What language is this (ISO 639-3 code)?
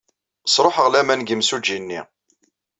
kab